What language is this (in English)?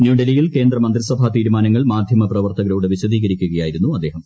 Malayalam